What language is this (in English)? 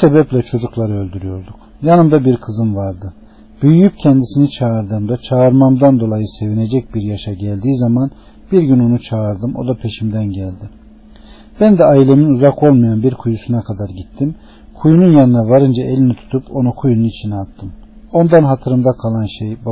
Turkish